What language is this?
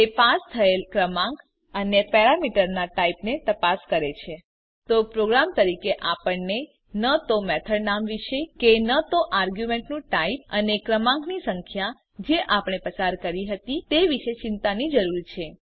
Gujarati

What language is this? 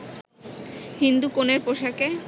Bangla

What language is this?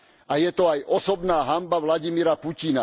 Slovak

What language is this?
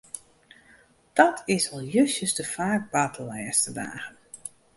Western Frisian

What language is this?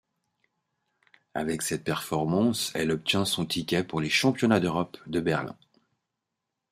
French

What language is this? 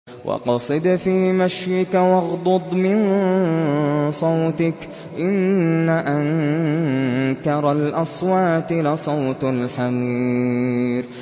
Arabic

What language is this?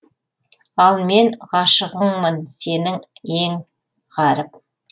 Kazakh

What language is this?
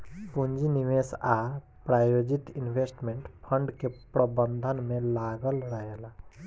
Bhojpuri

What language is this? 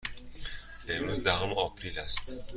Persian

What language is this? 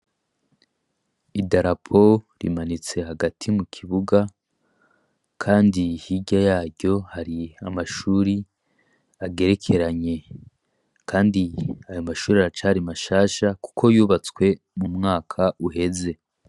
Rundi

